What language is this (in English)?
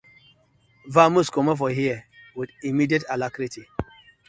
Nigerian Pidgin